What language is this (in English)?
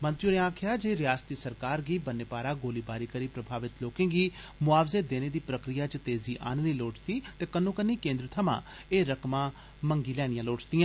Dogri